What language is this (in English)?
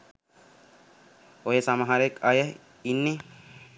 Sinhala